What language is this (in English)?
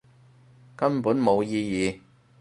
Cantonese